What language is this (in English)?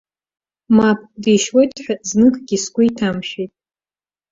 Abkhazian